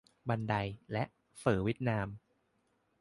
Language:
Thai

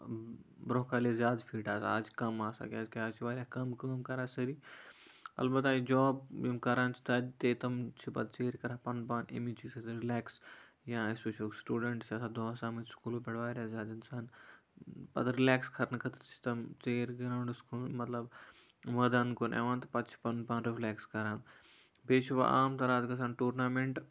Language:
Kashmiri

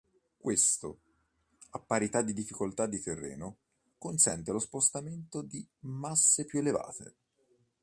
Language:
Italian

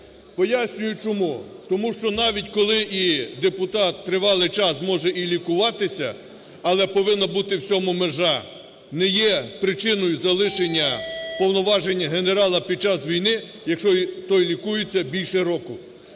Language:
Ukrainian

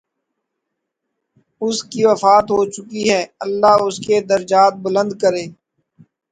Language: Urdu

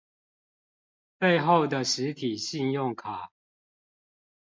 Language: Chinese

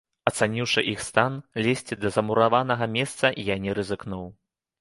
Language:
Belarusian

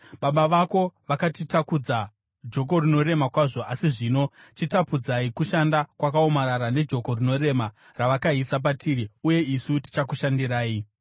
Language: Shona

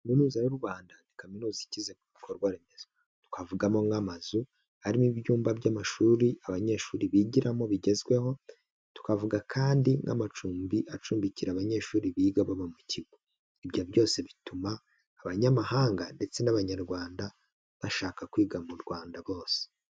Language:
Kinyarwanda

